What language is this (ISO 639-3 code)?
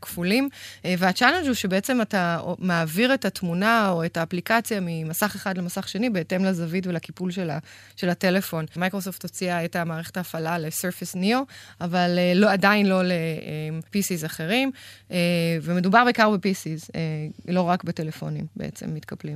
heb